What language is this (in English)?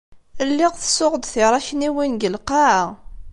Kabyle